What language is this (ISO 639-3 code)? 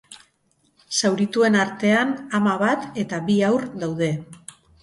eus